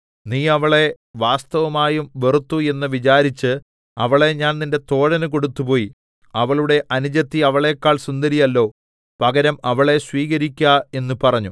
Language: Malayalam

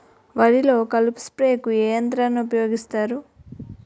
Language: Telugu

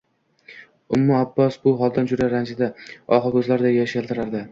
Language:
Uzbek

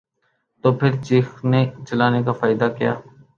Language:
Urdu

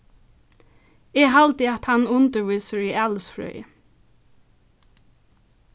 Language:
Faroese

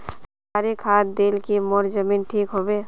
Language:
Magahi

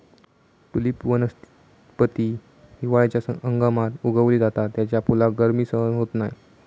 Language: Marathi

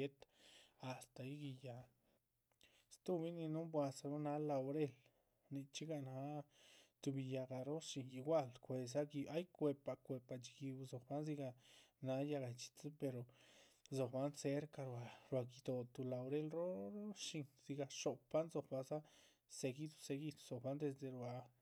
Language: Chichicapan Zapotec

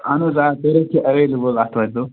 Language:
Kashmiri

